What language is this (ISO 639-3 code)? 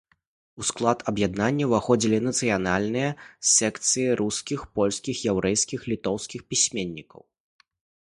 bel